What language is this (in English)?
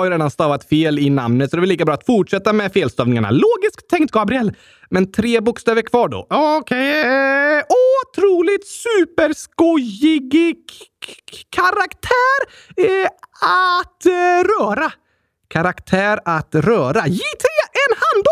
Swedish